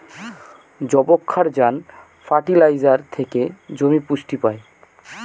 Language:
Bangla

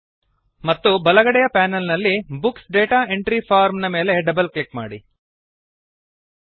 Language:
Kannada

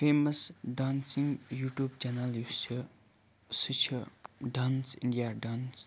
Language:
Kashmiri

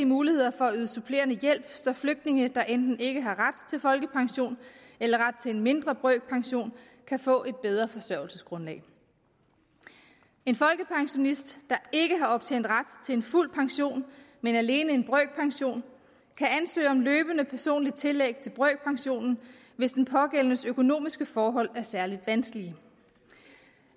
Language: Danish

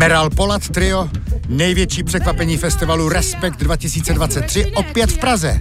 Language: Czech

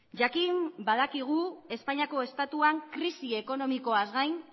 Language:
Basque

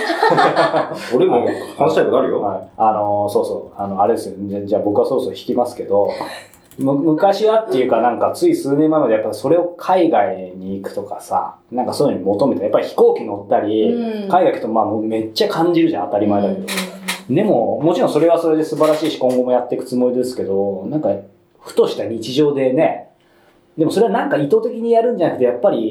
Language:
Japanese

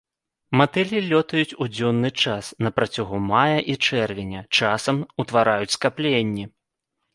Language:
Belarusian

